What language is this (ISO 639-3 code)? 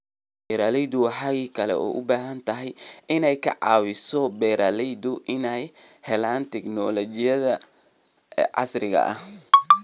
som